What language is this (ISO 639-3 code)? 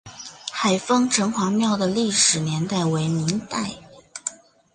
zho